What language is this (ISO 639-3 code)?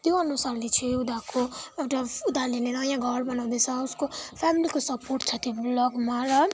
nep